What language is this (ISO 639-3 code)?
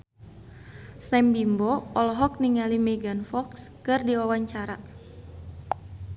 sun